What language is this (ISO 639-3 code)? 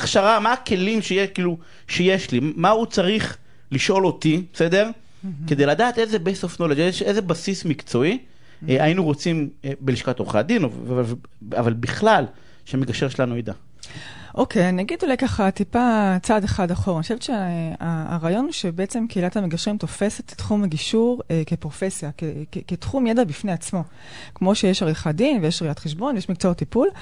heb